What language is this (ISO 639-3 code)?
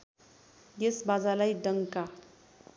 nep